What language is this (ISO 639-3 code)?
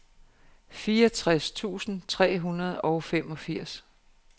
dan